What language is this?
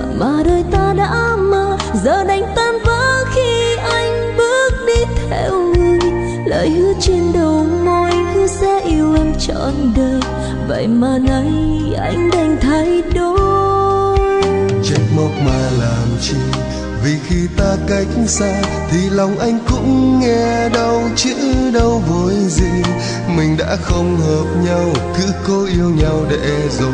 Vietnamese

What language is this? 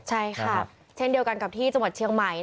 Thai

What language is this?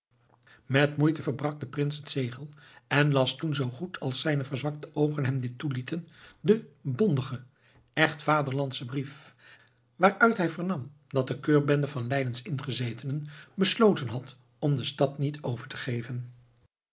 Dutch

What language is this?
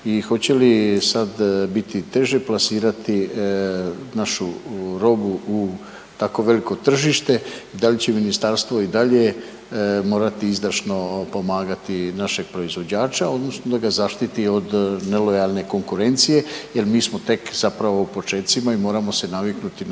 Croatian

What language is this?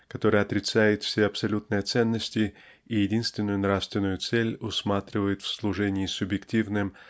Russian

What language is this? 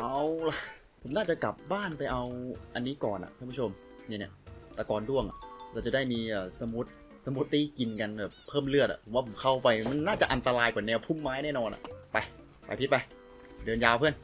Thai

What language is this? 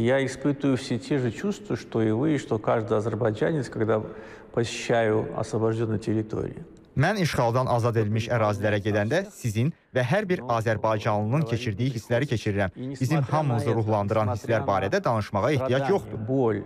Turkish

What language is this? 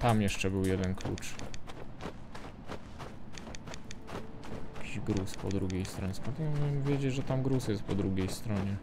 Polish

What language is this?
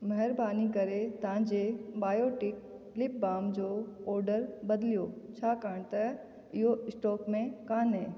Sindhi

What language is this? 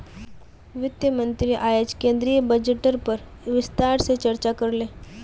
Magahi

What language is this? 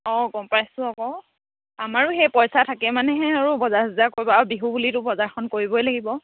Assamese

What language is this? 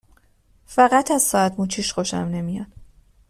Persian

